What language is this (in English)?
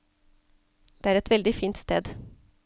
Norwegian